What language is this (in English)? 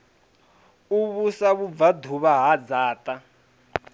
Venda